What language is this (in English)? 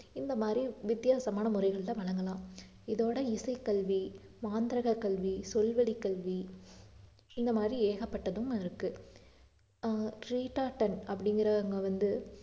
Tamil